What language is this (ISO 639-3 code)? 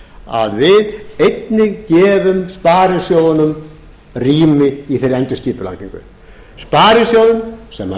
isl